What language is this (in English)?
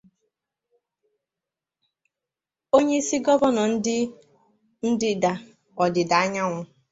Igbo